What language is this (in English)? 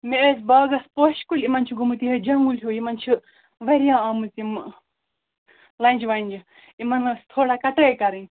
Kashmiri